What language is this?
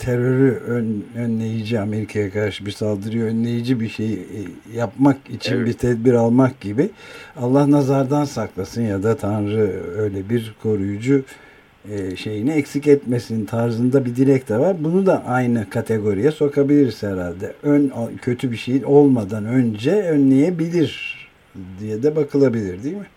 Turkish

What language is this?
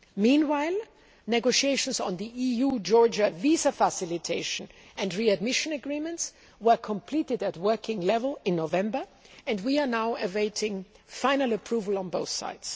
English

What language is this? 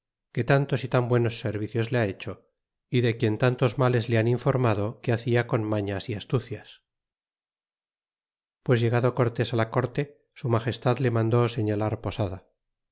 Spanish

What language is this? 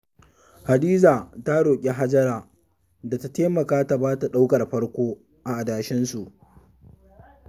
Hausa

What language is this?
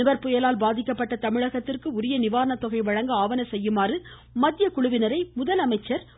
Tamil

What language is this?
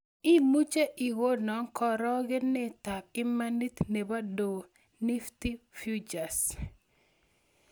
Kalenjin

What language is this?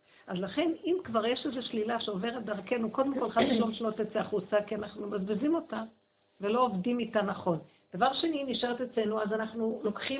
Hebrew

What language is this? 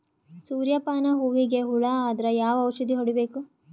Kannada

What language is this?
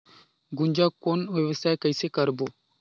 Chhattisgarhi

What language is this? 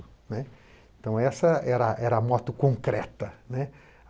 Portuguese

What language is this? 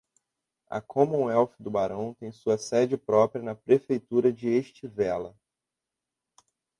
Portuguese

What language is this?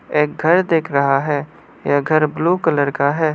Hindi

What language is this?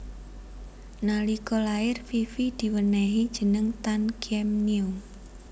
Javanese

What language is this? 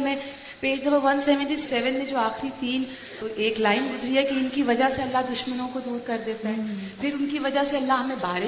Urdu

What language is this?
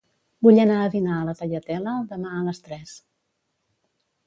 Catalan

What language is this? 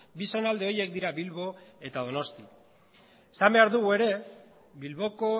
Basque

